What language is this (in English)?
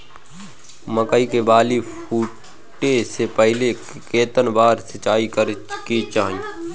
Bhojpuri